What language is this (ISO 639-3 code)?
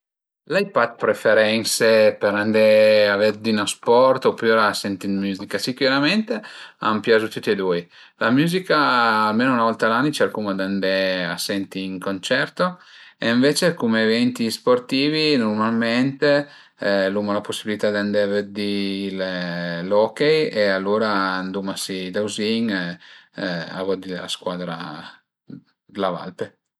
pms